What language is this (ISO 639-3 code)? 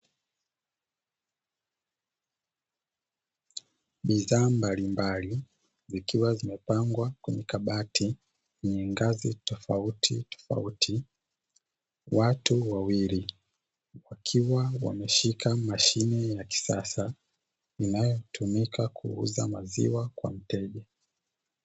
swa